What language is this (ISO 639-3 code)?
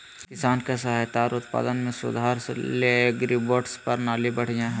mag